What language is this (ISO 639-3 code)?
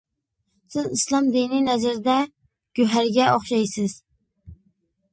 uig